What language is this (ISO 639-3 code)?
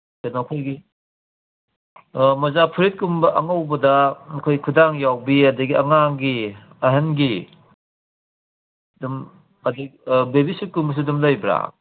mni